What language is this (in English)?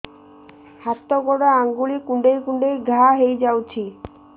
Odia